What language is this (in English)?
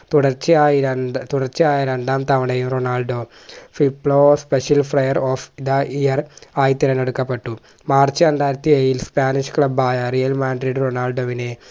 Malayalam